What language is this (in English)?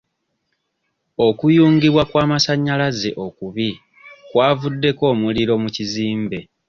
Ganda